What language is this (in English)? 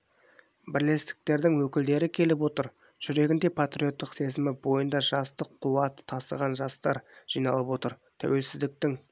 Kazakh